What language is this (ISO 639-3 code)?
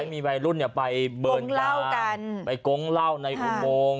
tha